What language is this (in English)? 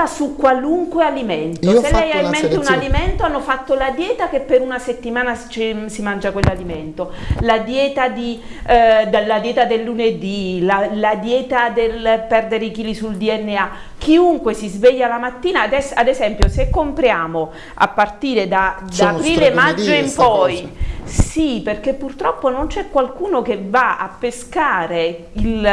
Italian